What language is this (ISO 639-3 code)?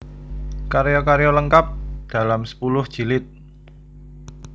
jav